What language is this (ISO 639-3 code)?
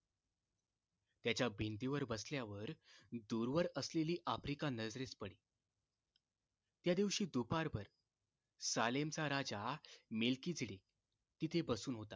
mar